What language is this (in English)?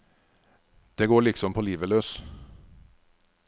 Norwegian